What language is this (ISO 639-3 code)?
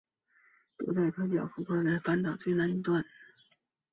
zho